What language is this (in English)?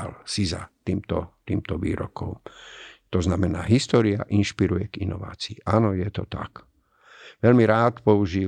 Slovak